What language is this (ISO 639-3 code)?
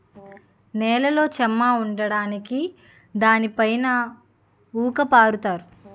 tel